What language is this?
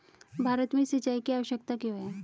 Hindi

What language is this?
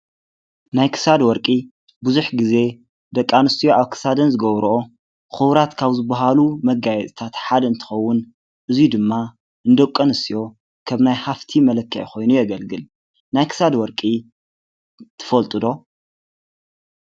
Tigrinya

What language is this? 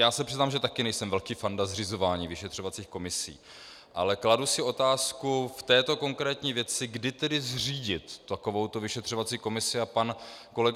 Czech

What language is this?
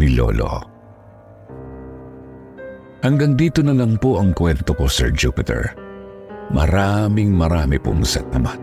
Filipino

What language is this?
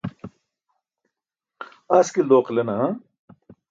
Burushaski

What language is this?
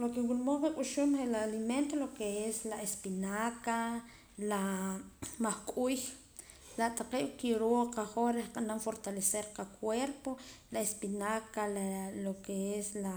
Poqomam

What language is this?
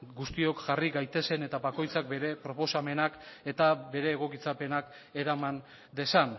Basque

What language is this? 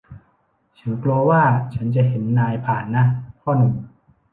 Thai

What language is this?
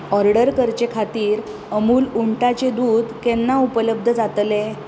Konkani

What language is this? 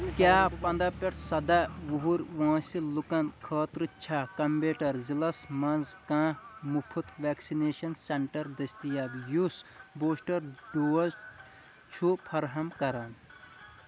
Kashmiri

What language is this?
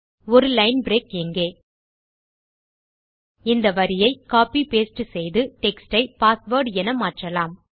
Tamil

